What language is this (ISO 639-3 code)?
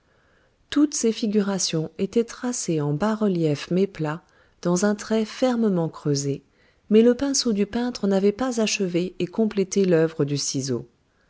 fra